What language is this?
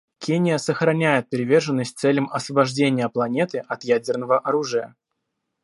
Russian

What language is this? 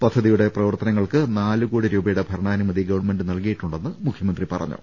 Malayalam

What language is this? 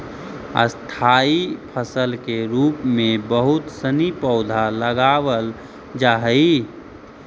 Magahi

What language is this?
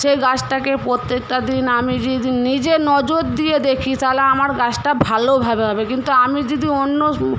Bangla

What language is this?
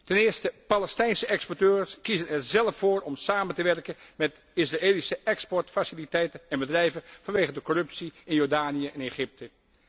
Dutch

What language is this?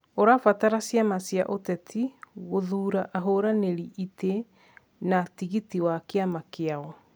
Kikuyu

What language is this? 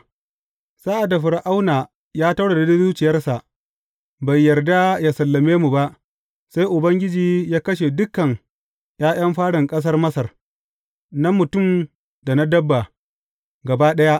Hausa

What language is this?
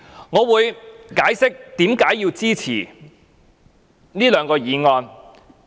Cantonese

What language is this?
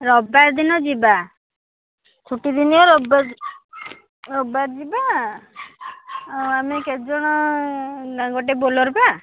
Odia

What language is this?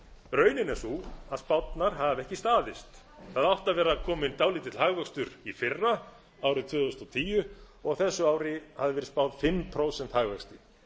Icelandic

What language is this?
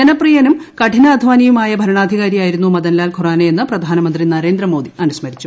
Malayalam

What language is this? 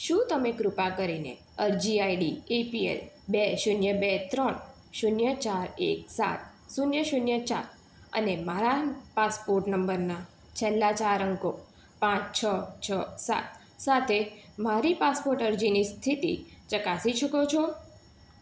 Gujarati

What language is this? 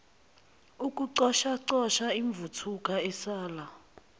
Zulu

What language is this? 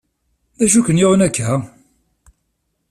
Kabyle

